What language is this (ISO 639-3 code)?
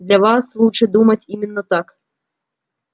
rus